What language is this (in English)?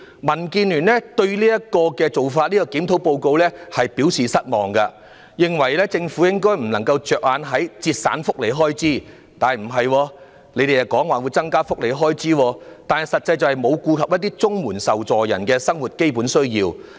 Cantonese